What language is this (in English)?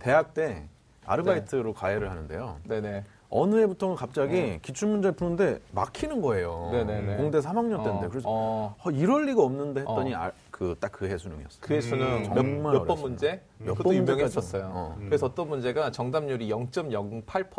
Korean